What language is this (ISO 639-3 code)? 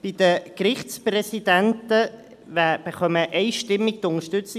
gsw